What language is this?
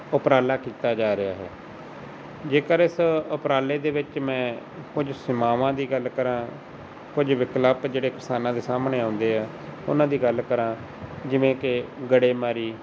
Punjabi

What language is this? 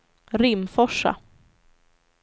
Swedish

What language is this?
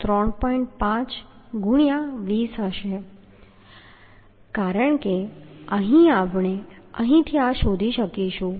Gujarati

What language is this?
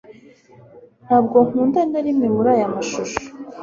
Kinyarwanda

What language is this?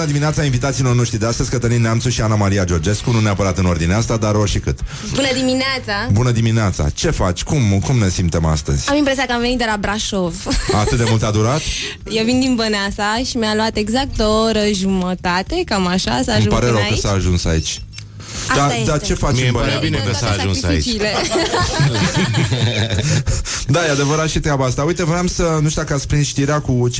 Romanian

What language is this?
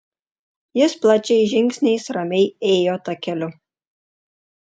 Lithuanian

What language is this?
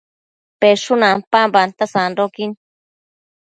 Matsés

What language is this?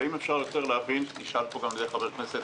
Hebrew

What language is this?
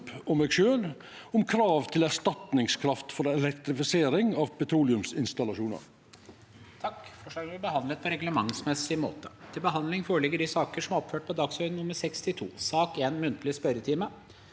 Norwegian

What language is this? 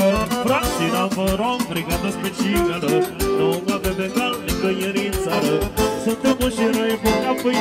Romanian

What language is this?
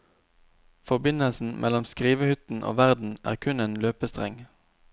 Norwegian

